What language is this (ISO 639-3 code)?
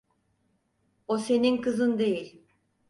tur